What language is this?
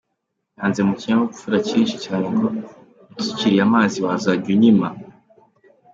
Kinyarwanda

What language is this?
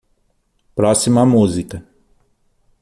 Portuguese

